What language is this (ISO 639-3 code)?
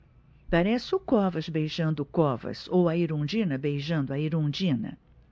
por